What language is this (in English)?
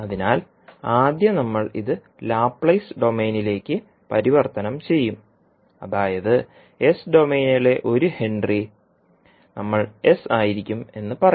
Malayalam